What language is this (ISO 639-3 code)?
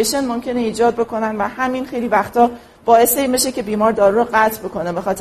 fas